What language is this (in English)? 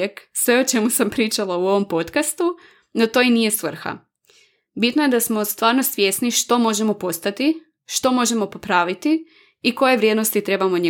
Croatian